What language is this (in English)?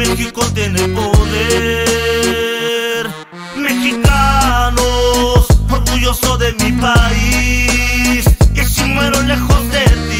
Spanish